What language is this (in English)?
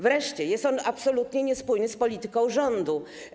Polish